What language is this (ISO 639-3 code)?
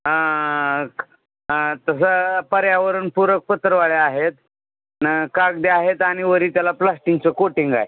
mar